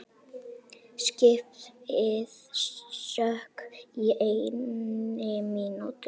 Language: Icelandic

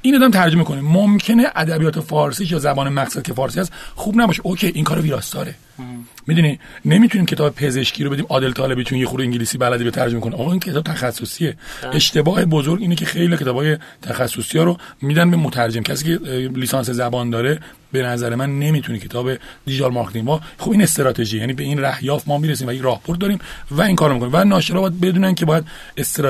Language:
Persian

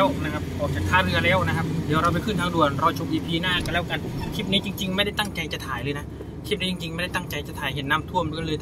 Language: Thai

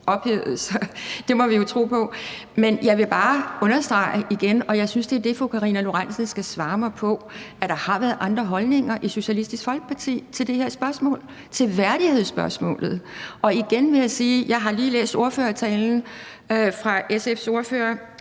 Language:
Danish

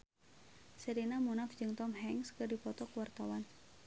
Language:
Sundanese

